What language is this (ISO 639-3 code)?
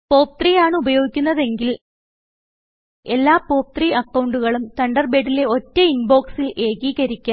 mal